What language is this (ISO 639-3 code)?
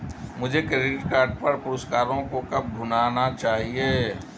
hin